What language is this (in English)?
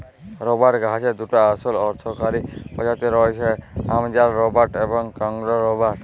Bangla